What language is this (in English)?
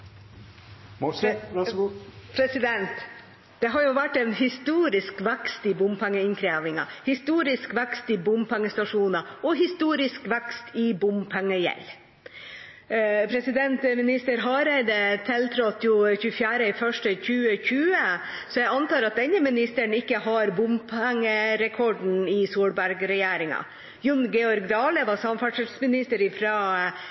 Norwegian